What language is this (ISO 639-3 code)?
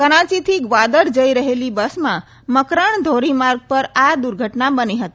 guj